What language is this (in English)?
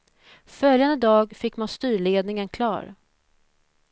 Swedish